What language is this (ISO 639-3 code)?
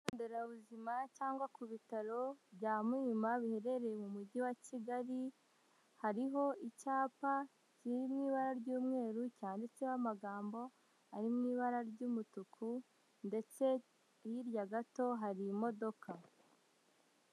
kin